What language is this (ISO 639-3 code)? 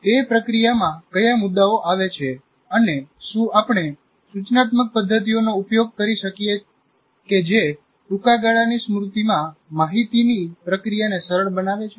guj